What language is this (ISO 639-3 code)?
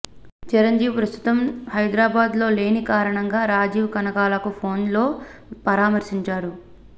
tel